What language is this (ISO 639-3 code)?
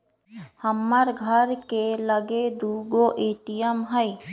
mag